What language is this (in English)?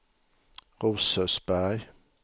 Swedish